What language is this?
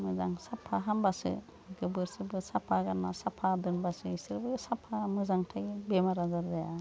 Bodo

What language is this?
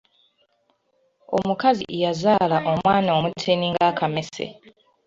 Ganda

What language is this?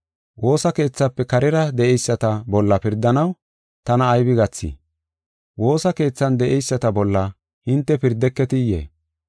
Gofa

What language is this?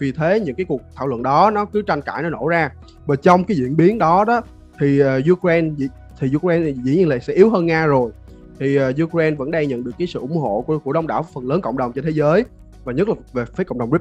Vietnamese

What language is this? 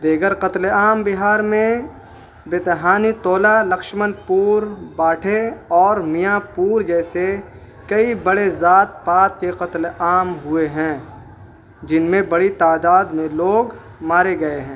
Urdu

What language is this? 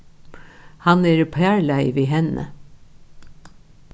Faroese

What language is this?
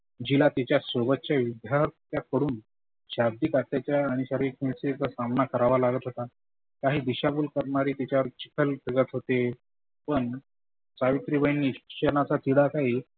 Marathi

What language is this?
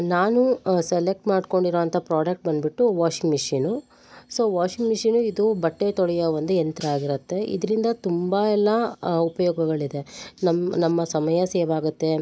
Kannada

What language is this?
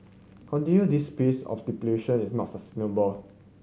English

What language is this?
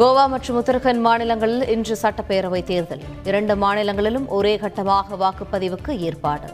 Tamil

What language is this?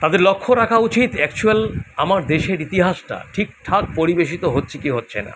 Bangla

